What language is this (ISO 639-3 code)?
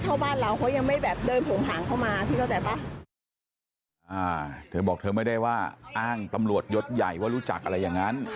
tha